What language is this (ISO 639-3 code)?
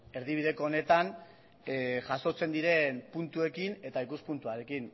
eus